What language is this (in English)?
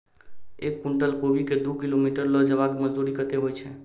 Maithili